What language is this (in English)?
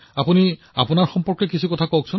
Assamese